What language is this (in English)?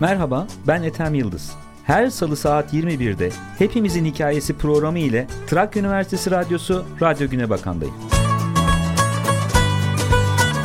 Turkish